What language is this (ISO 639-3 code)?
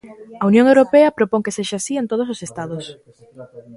glg